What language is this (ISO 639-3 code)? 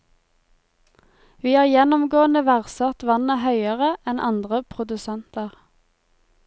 nor